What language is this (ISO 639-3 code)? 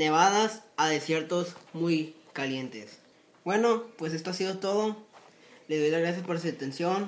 spa